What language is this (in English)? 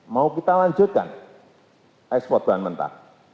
Indonesian